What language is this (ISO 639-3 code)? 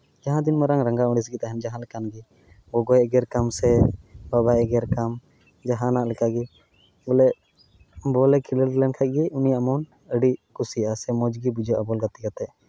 sat